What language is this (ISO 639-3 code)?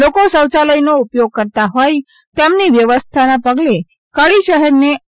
guj